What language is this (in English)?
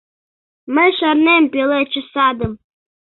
Mari